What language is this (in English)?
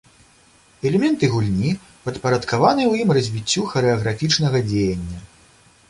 Belarusian